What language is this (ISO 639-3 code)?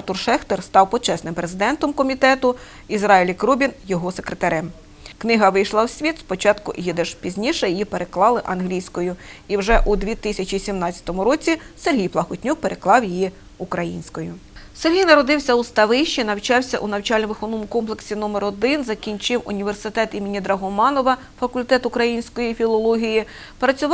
ukr